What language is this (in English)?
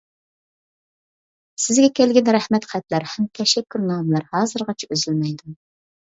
Uyghur